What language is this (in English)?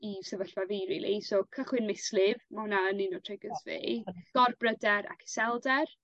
Welsh